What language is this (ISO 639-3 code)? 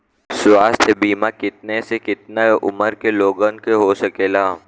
bho